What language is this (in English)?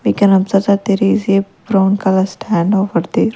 English